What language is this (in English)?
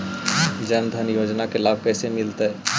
Magahi